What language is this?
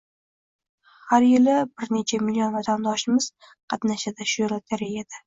Uzbek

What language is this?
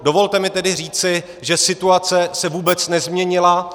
Czech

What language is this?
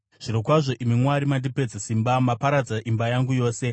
Shona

